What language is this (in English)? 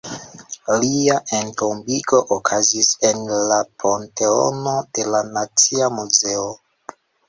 Esperanto